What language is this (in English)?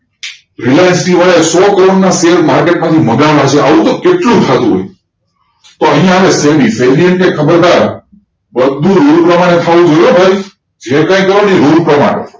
Gujarati